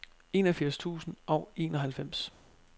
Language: Danish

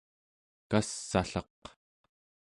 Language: Central Yupik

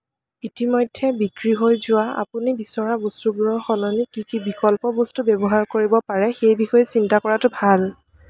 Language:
Assamese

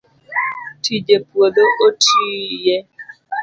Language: Luo (Kenya and Tanzania)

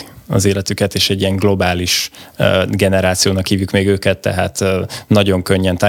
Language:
Hungarian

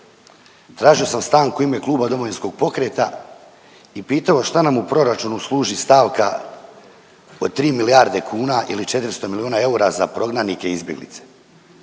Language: Croatian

